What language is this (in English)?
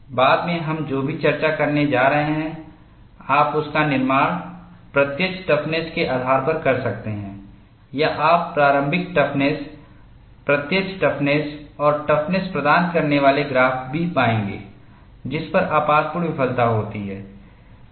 Hindi